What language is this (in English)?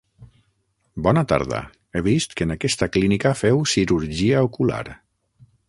Catalan